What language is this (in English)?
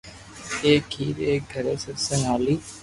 Loarki